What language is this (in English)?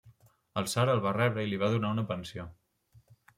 Catalan